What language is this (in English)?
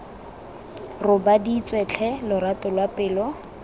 Tswana